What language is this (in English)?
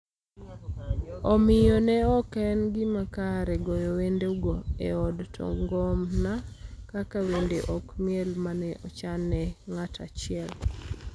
Luo (Kenya and Tanzania)